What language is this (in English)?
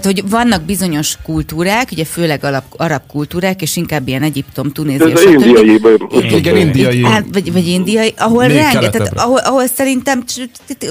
Hungarian